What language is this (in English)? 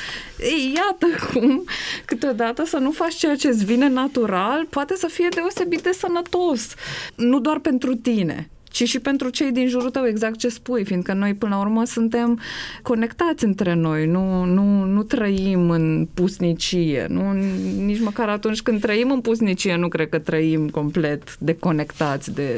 Romanian